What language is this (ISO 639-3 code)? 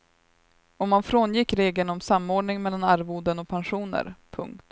swe